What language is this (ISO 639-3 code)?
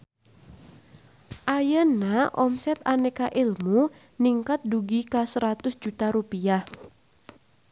sun